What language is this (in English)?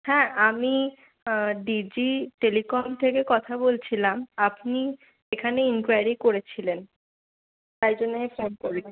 Bangla